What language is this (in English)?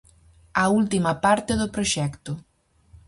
Galician